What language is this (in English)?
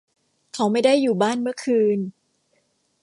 Thai